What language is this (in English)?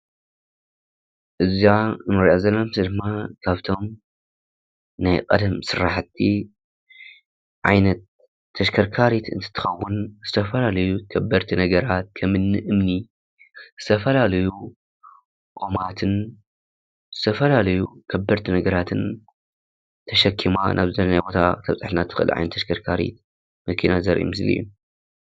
Tigrinya